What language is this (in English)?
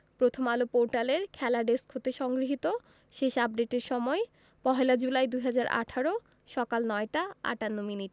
Bangla